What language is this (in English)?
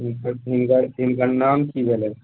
Maithili